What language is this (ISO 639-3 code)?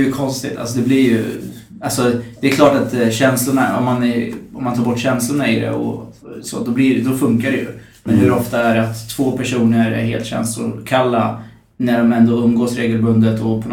swe